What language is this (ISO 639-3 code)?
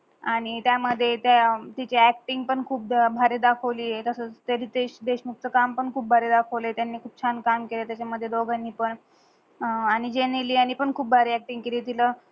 mar